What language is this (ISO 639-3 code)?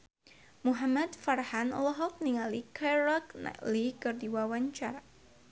sun